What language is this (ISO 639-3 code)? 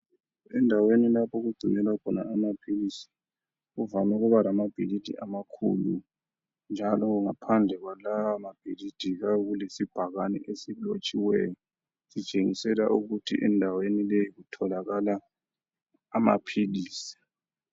nde